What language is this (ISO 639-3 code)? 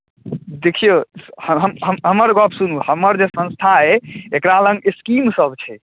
mai